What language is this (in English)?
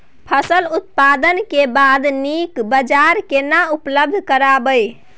Maithili